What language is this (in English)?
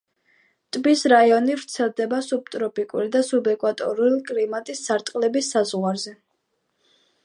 Georgian